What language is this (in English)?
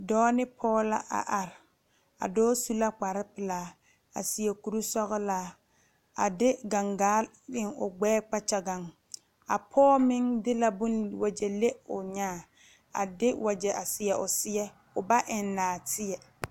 Southern Dagaare